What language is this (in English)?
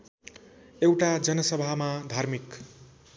Nepali